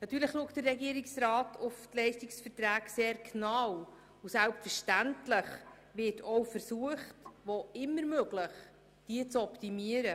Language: Swiss German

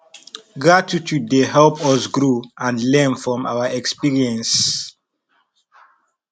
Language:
Nigerian Pidgin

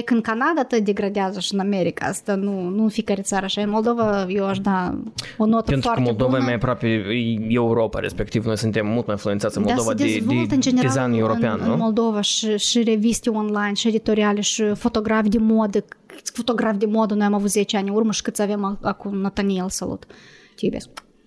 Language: Romanian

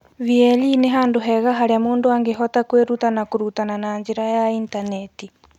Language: Kikuyu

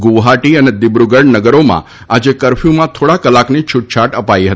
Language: Gujarati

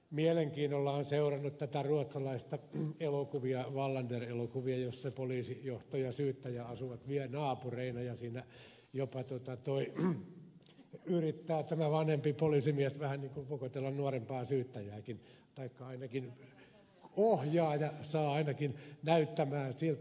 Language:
Finnish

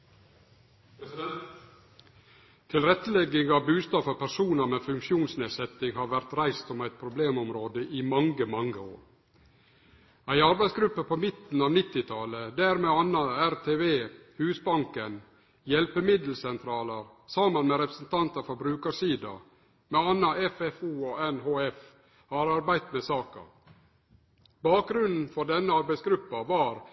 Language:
Norwegian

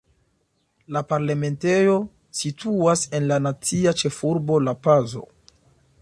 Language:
Esperanto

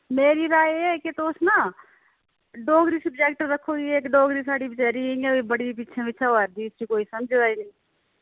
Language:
Dogri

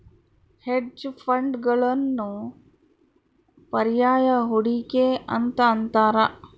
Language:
Kannada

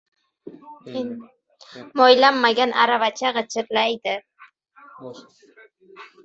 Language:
Uzbek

